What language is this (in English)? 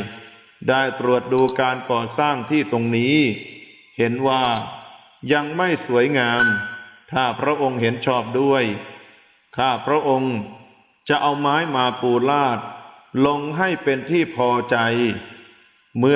Thai